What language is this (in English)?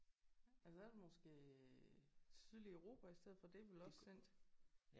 Danish